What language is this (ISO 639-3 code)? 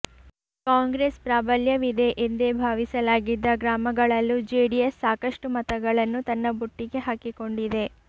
kan